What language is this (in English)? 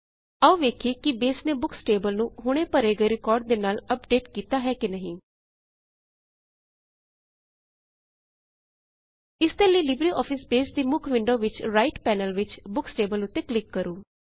Punjabi